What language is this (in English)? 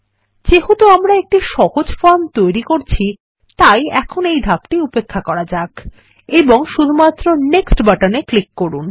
Bangla